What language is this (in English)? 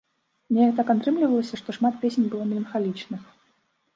Belarusian